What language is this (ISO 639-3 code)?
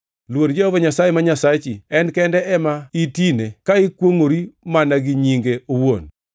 luo